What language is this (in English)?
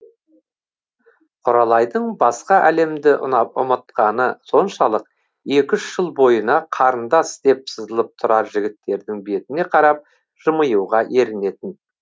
Kazakh